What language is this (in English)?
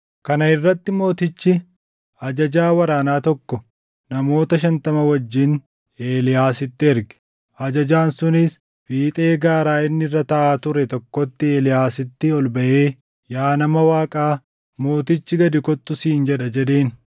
Oromo